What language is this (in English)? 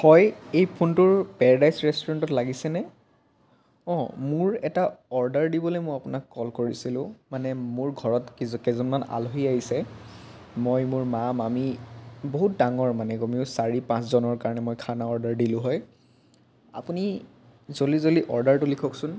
Assamese